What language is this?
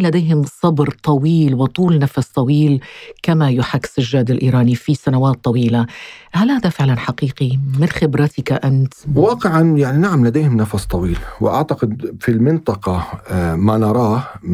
Arabic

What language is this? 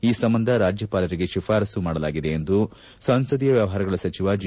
Kannada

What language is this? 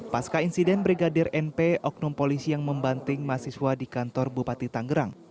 Indonesian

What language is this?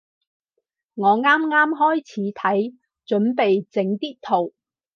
Cantonese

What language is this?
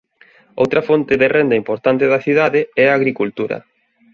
Galician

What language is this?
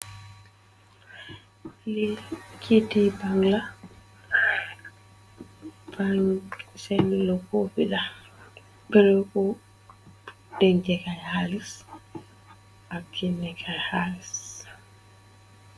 Wolof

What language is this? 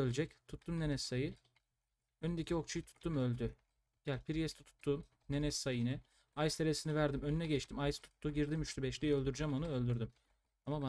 Turkish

